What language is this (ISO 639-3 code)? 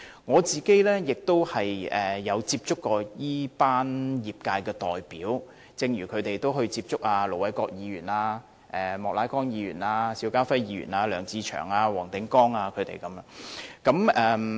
yue